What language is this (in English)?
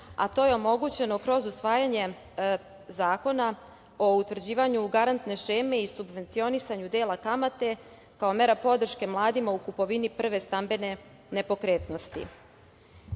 Serbian